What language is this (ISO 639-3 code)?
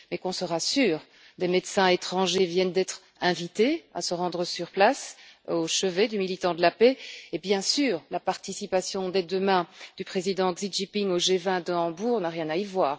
fra